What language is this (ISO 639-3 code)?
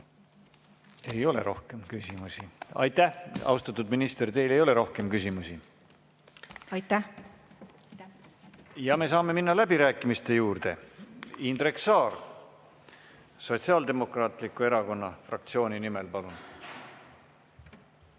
est